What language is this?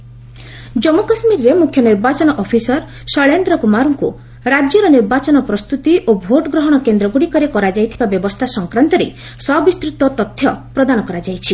Odia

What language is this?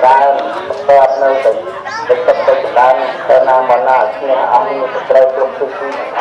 Khmer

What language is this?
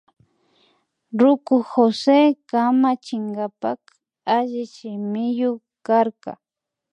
Imbabura Highland Quichua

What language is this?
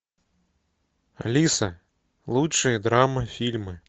Russian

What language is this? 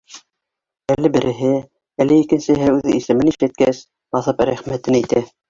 Bashkir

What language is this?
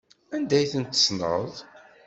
Kabyle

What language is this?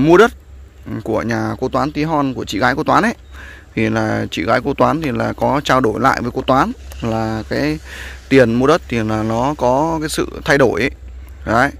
Vietnamese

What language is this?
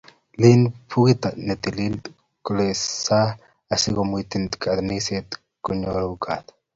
Kalenjin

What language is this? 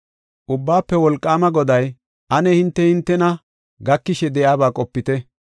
Gofa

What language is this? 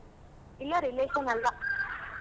Kannada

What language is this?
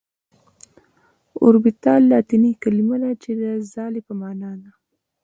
Pashto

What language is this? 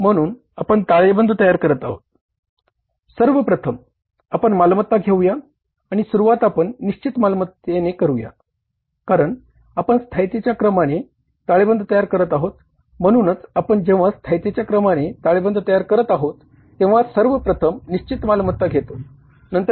Marathi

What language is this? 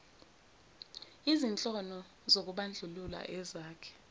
Zulu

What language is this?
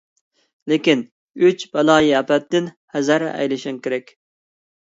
Uyghur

